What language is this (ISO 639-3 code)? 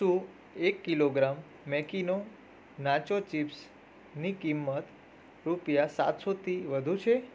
guj